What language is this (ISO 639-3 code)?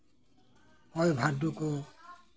sat